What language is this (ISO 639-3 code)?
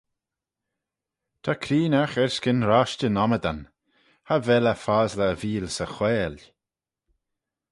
glv